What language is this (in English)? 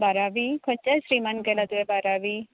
Konkani